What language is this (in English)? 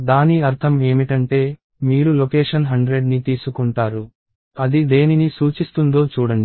Telugu